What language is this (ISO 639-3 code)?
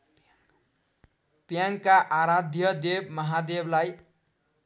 nep